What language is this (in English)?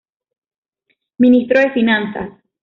Spanish